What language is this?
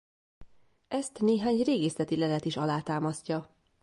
Hungarian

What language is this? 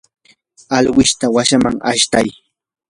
Yanahuanca Pasco Quechua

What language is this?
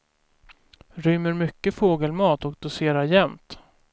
Swedish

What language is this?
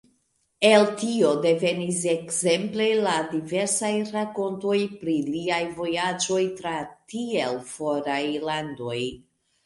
Esperanto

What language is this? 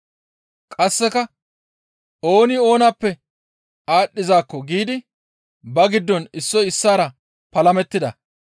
Gamo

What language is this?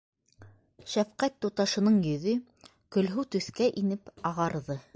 Bashkir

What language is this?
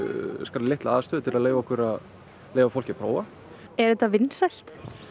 Icelandic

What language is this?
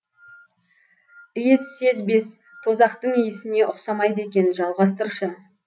Kazakh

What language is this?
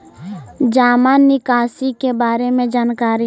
Magahi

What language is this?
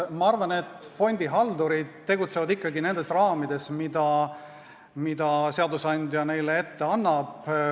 Estonian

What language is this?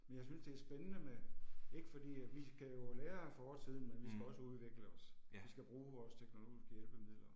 Danish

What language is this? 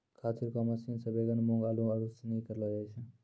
Maithili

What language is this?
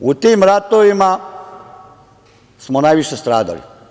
Serbian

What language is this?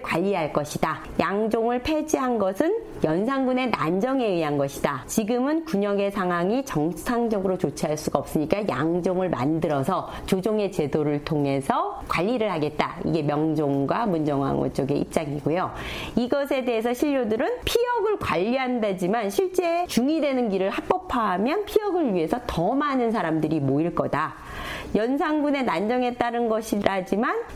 Korean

